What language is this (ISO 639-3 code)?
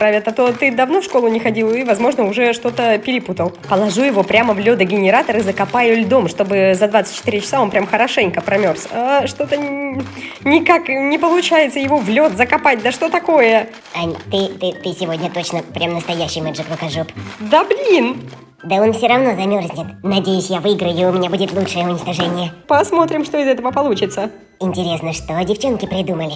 rus